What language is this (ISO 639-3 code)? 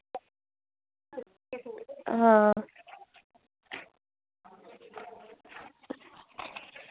doi